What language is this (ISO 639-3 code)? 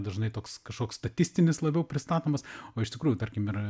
lit